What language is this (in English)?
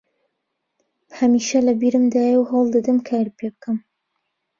Central Kurdish